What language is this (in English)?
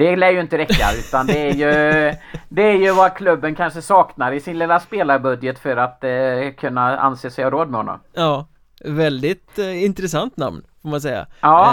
Swedish